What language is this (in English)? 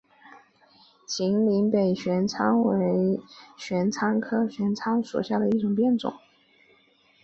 Chinese